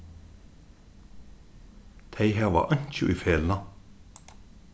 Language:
Faroese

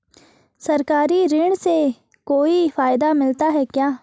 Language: Hindi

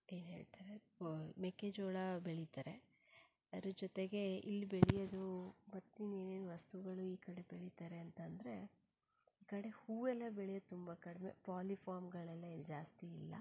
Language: Kannada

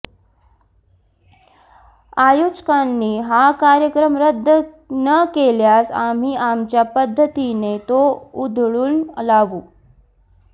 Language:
Marathi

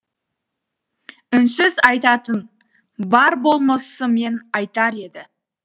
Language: Kazakh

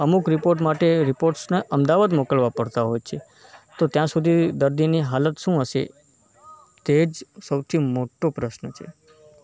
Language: Gujarati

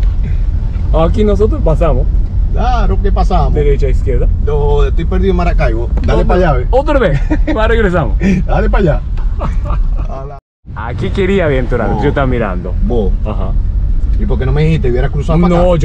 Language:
Spanish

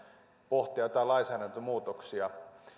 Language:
Finnish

